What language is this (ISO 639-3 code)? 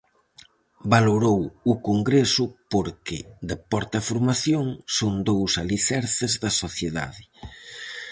glg